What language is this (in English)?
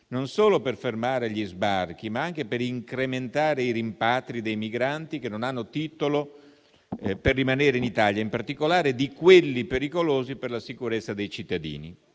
Italian